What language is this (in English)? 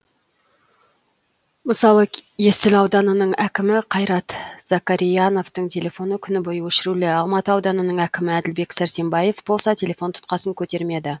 Kazakh